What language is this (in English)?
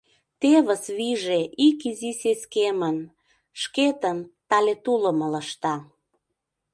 Mari